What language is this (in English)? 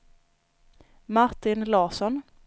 Swedish